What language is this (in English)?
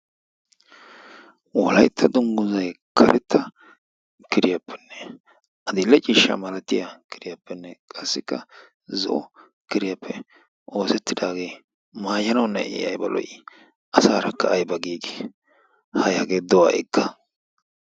Wolaytta